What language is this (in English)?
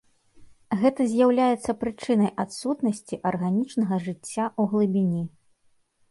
Belarusian